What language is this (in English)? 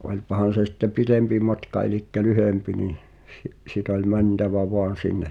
Finnish